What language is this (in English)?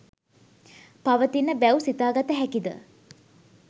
Sinhala